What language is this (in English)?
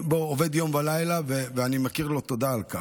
Hebrew